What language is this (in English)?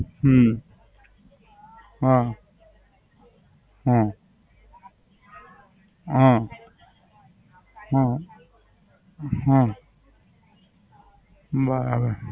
Gujarati